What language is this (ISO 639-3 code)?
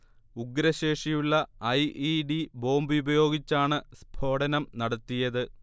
mal